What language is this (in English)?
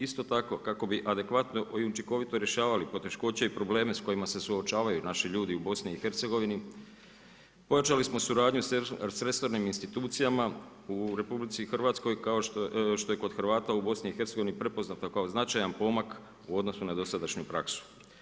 Croatian